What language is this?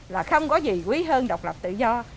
Vietnamese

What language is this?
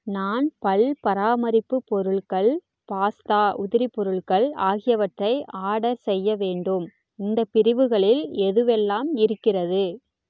Tamil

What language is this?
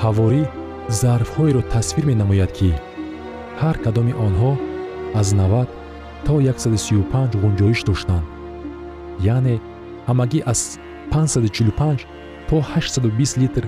Persian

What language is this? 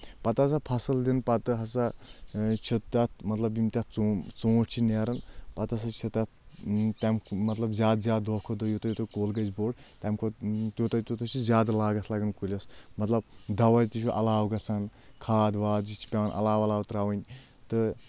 Kashmiri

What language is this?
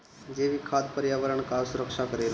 Bhojpuri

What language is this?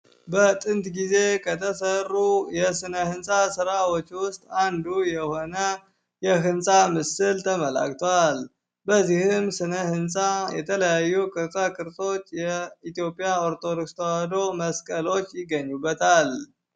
Amharic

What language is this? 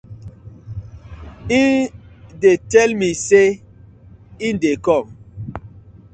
Nigerian Pidgin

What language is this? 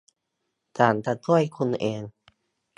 Thai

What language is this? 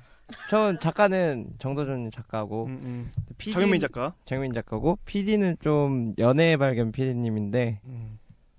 Korean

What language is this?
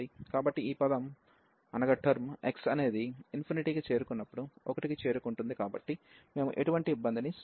Telugu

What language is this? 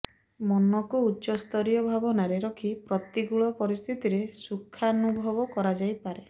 Odia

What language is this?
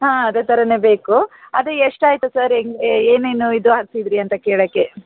Kannada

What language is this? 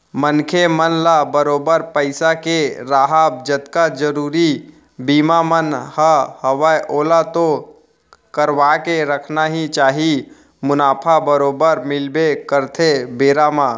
Chhattisgarhi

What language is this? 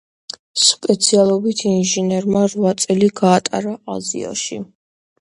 Georgian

